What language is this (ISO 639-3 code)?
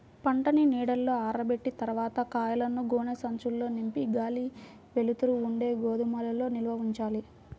tel